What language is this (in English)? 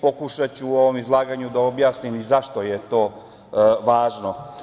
Serbian